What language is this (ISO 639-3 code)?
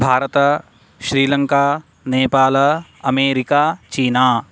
san